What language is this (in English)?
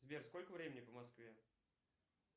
Russian